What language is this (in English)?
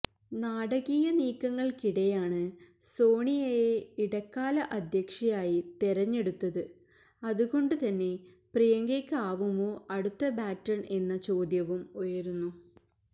Malayalam